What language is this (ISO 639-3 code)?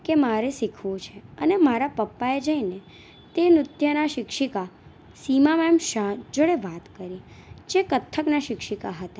guj